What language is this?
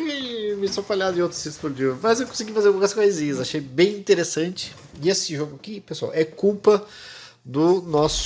Portuguese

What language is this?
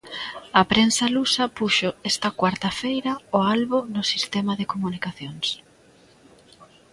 Galician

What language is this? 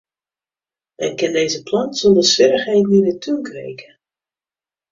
Western Frisian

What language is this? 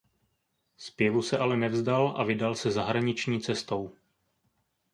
Czech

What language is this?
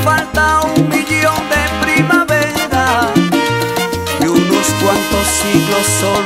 Spanish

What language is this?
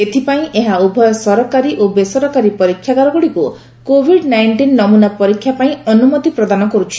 Odia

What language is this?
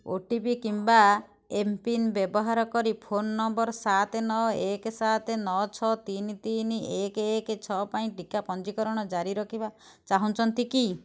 Odia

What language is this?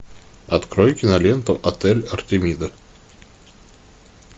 Russian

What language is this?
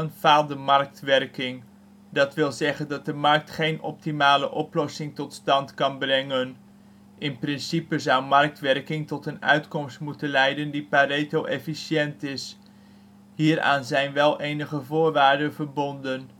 Dutch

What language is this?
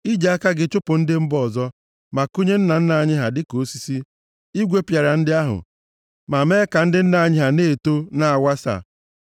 Igbo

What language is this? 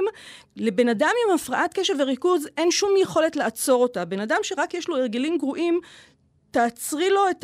Hebrew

